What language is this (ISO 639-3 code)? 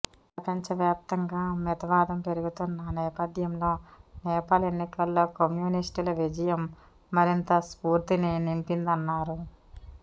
tel